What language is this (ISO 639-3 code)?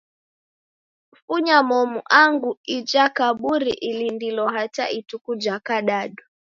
dav